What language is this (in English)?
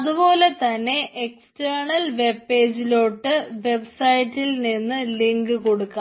Malayalam